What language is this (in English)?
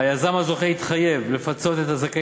Hebrew